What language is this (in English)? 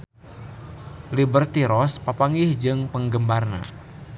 Sundanese